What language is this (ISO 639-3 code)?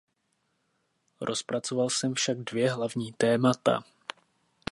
ces